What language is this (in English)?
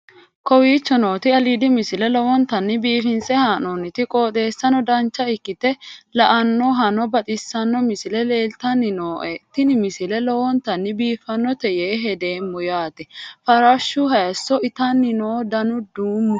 Sidamo